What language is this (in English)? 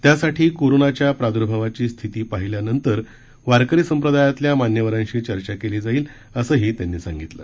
Marathi